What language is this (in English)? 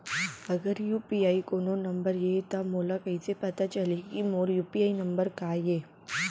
Chhattisgarhi